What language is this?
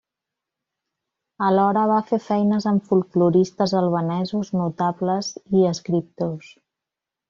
Catalan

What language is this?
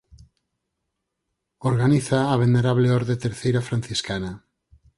Galician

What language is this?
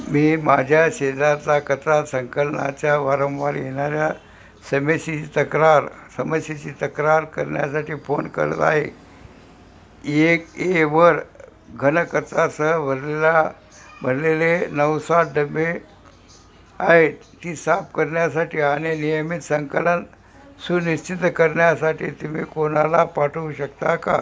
Marathi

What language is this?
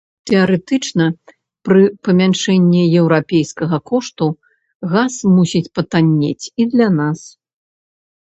Belarusian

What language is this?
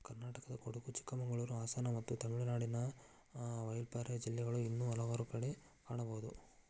Kannada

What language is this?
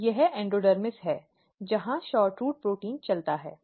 Hindi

